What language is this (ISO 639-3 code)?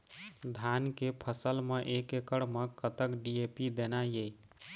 hne